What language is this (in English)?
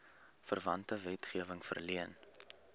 Afrikaans